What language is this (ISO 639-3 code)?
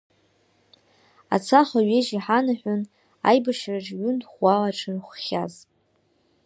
abk